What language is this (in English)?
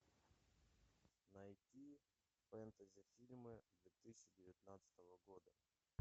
Russian